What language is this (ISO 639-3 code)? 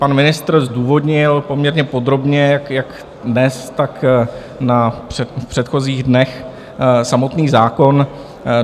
ces